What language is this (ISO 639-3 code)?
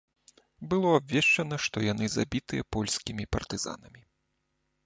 bel